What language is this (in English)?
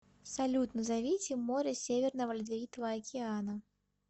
Russian